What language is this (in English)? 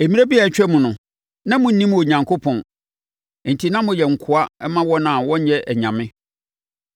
Akan